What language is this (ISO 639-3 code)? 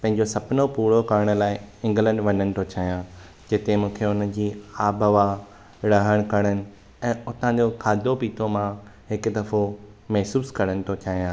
snd